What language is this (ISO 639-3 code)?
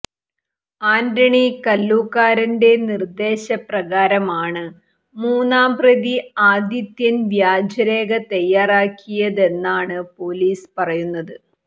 mal